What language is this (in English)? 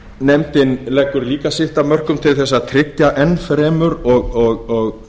Icelandic